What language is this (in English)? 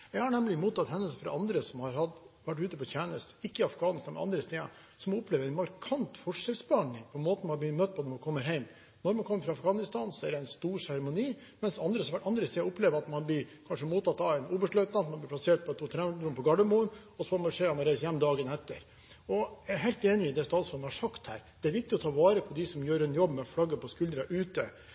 Norwegian Bokmål